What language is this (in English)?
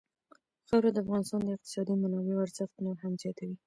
Pashto